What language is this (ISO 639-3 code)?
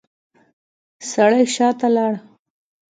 pus